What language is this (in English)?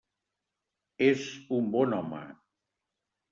Catalan